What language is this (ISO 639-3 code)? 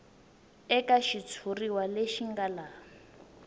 tso